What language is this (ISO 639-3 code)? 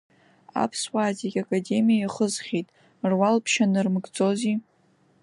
abk